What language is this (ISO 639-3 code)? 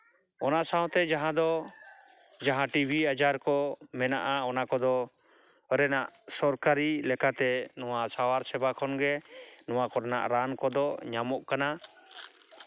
sat